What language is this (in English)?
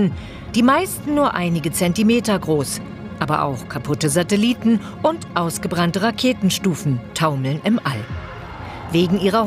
German